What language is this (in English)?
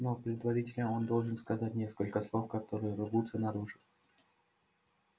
Russian